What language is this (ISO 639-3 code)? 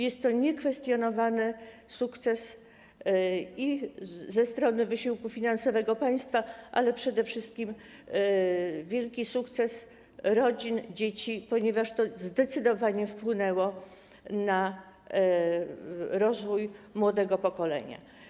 pol